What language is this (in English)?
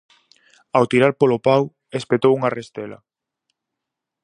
Galician